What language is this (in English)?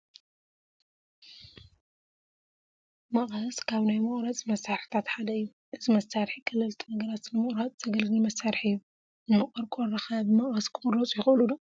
Tigrinya